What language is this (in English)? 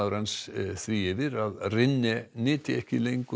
Icelandic